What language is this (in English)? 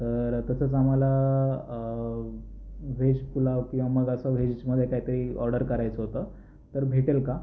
Marathi